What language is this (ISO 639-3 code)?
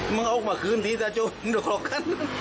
tha